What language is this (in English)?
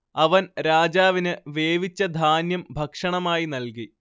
Malayalam